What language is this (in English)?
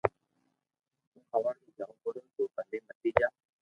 Loarki